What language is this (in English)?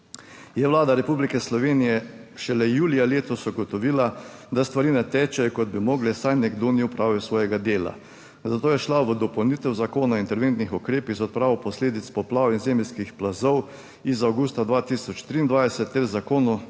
Slovenian